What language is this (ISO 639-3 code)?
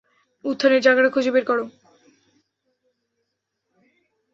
ben